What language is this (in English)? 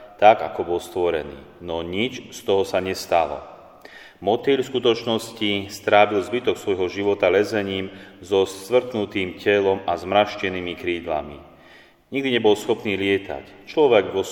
Slovak